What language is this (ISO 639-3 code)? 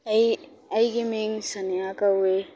mni